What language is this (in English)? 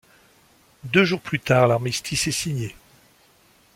French